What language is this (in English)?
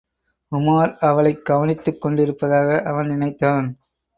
Tamil